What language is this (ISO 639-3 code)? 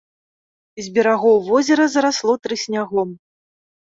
bel